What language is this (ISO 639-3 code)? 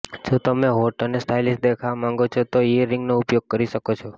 guj